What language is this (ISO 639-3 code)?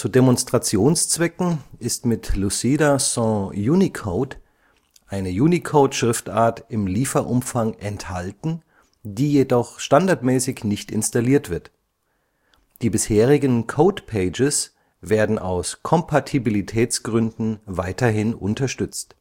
deu